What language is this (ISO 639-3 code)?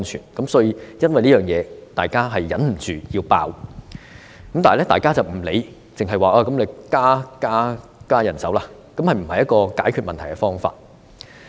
yue